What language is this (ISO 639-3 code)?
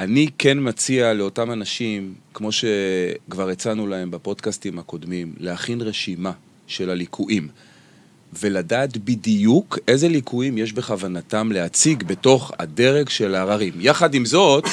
heb